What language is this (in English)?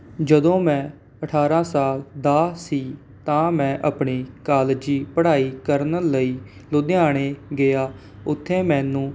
Punjabi